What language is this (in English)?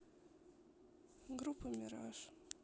Russian